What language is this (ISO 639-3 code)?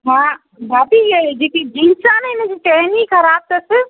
snd